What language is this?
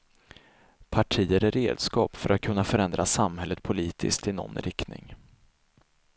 Swedish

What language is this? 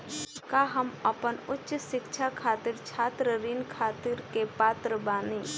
Bhojpuri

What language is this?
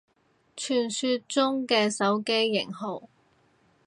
Cantonese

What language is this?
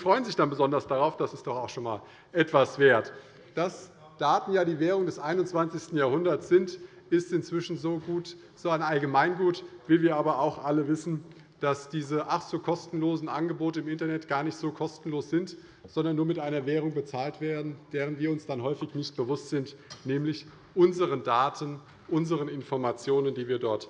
German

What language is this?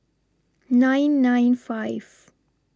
English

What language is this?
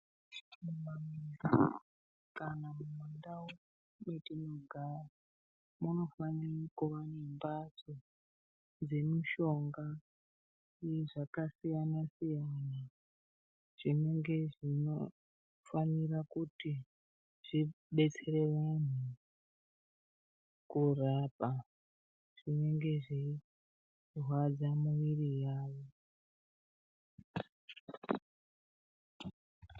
Ndau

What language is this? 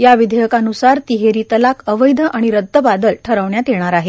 Marathi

